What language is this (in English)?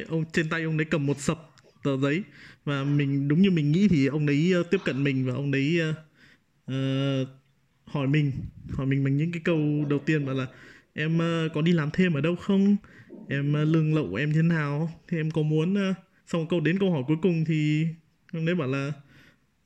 Vietnamese